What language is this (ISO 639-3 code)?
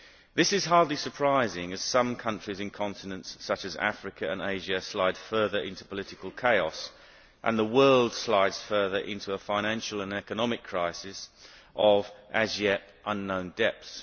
eng